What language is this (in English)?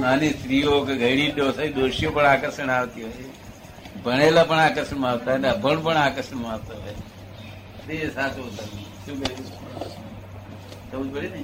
Gujarati